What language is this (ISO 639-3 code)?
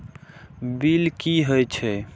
mai